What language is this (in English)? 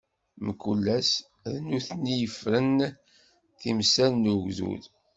Kabyle